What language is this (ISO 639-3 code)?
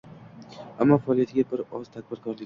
uzb